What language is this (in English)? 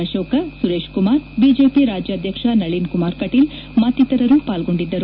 Kannada